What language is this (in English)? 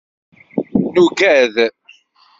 Kabyle